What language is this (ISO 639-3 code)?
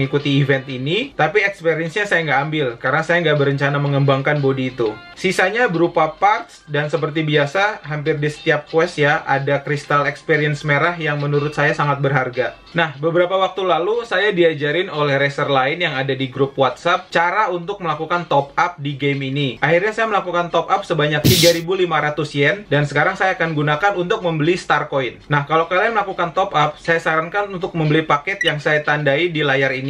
ind